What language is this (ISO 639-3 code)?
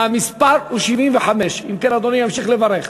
heb